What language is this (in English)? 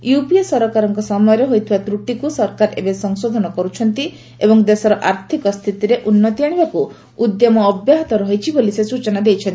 Odia